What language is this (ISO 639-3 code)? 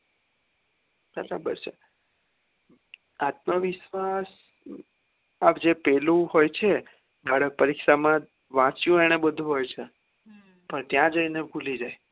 guj